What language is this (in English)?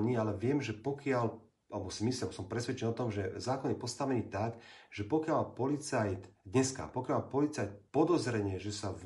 Slovak